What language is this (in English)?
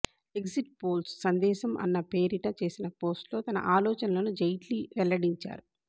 Telugu